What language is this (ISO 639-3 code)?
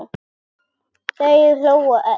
isl